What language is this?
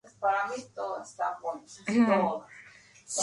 Spanish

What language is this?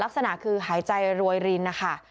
Thai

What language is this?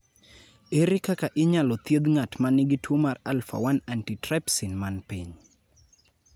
Luo (Kenya and Tanzania)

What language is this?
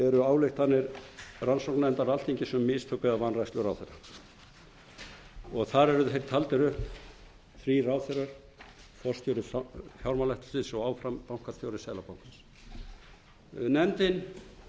Icelandic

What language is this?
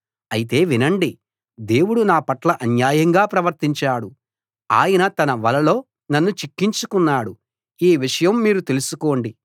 Telugu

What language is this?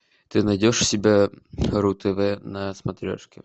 Russian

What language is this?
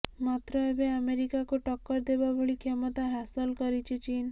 Odia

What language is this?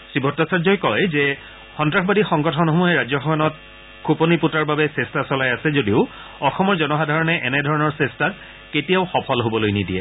Assamese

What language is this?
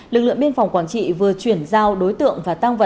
Vietnamese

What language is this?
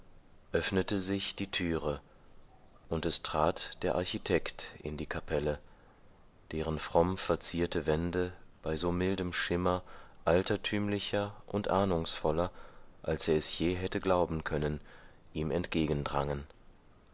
German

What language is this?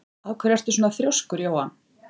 Icelandic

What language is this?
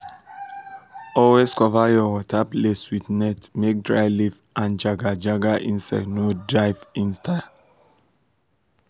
Nigerian Pidgin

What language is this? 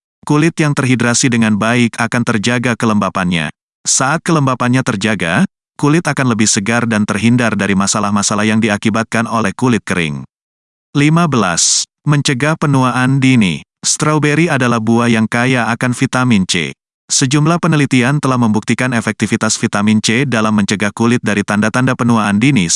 Indonesian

